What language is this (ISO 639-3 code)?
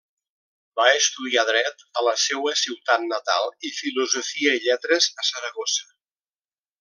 cat